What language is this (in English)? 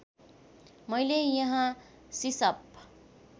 Nepali